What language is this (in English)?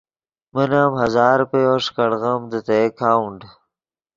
Yidgha